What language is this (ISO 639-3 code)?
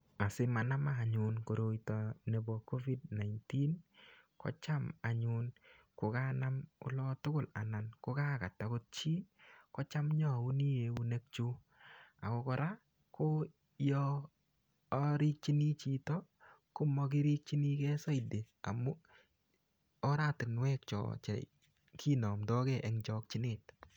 kln